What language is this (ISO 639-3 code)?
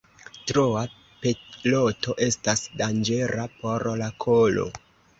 epo